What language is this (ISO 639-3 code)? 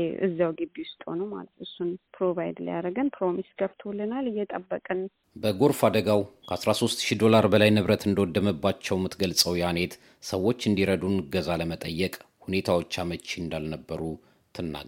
amh